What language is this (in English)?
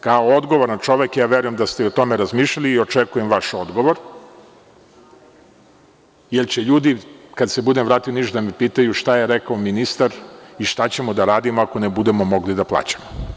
Serbian